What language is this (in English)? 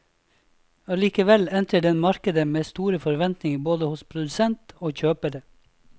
Norwegian